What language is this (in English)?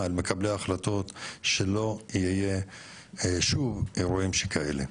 Hebrew